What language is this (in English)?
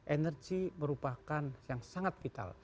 Indonesian